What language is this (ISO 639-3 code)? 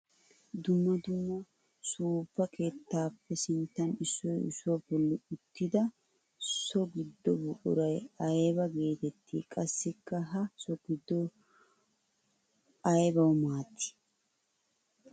wal